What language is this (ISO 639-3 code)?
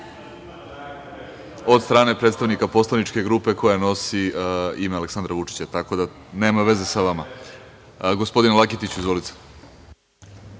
srp